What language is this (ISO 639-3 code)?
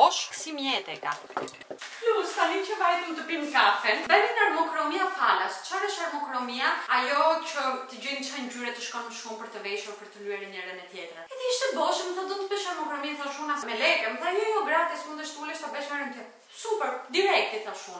ron